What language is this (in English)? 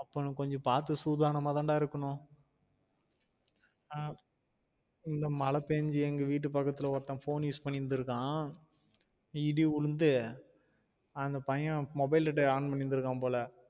Tamil